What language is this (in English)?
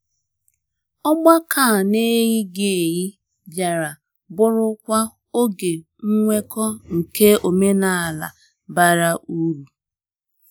Igbo